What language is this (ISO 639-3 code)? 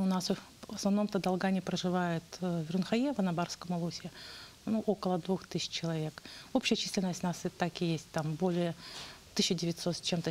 rus